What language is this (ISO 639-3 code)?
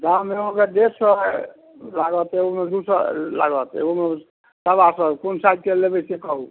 mai